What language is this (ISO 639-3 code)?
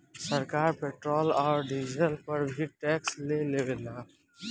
bho